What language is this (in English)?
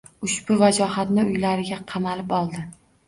Uzbek